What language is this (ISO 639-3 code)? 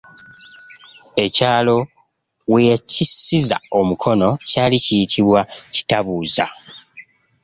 lug